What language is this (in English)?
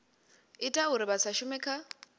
Venda